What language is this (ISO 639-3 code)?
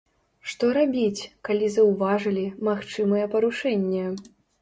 bel